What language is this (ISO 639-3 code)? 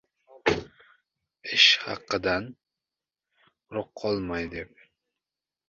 uzb